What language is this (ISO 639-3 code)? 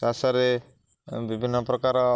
ori